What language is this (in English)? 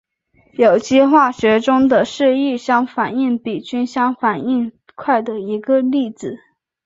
Chinese